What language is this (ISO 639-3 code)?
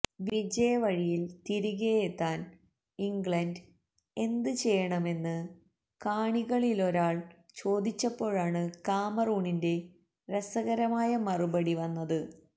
mal